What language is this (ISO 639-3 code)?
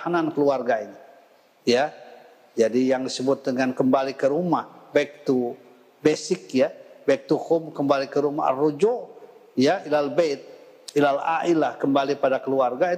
ind